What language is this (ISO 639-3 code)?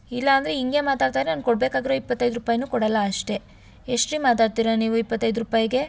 kan